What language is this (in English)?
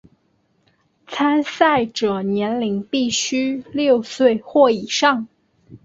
Chinese